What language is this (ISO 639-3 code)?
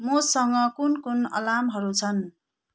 nep